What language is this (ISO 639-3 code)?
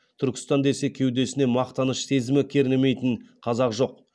kaz